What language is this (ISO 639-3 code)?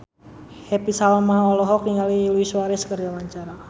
sun